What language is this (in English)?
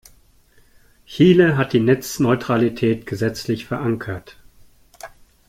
German